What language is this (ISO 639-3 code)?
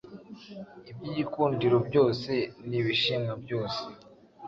kin